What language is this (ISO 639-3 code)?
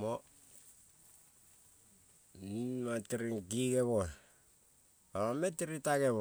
kol